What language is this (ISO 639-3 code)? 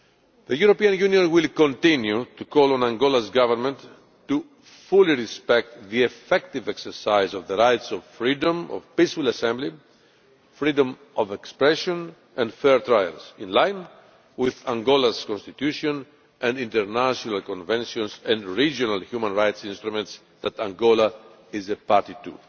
eng